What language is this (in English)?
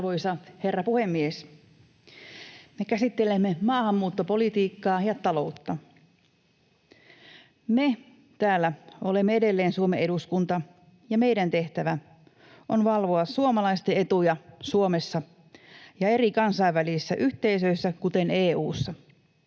Finnish